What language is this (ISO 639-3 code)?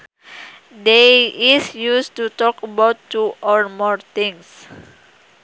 sun